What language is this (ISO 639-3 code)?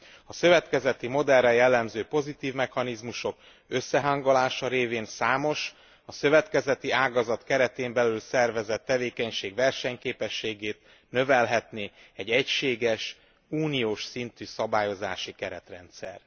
hun